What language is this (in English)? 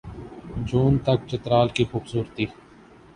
Urdu